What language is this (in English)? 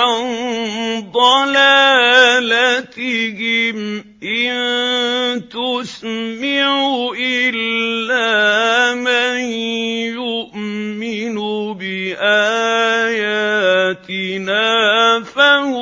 Arabic